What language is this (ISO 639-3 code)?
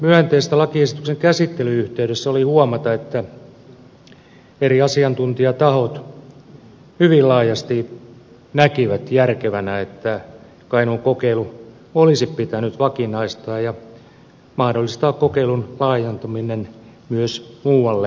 fin